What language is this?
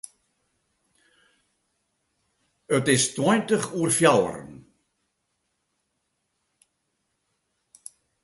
Western Frisian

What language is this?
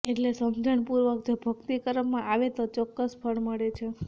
Gujarati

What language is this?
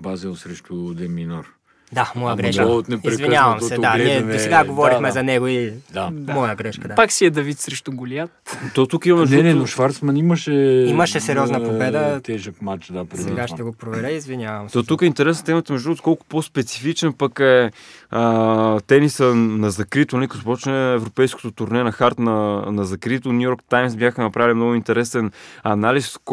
Bulgarian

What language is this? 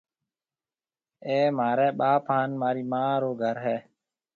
Marwari (Pakistan)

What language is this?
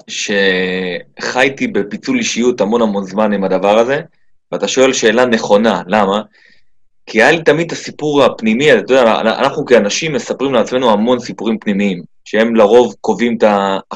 Hebrew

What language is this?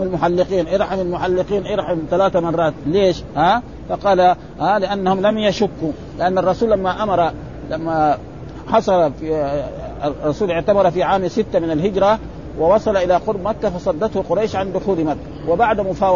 Arabic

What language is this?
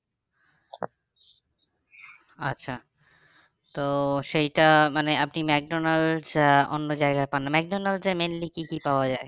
Bangla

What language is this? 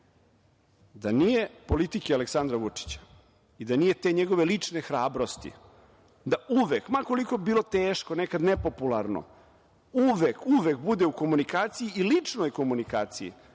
Serbian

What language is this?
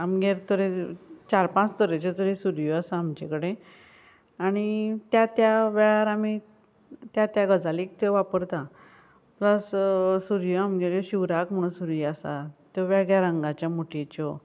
Konkani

